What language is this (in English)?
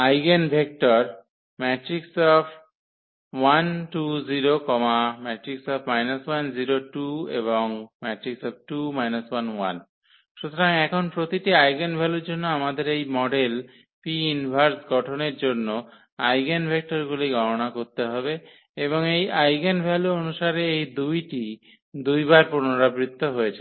Bangla